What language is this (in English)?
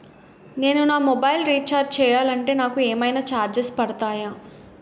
Telugu